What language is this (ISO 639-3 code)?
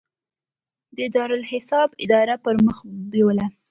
pus